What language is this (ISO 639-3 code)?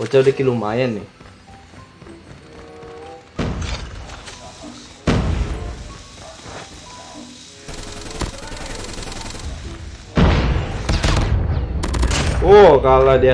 ind